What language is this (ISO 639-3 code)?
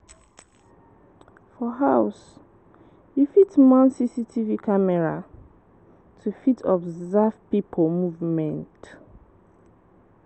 pcm